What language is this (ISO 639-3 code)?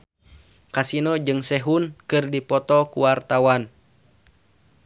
sun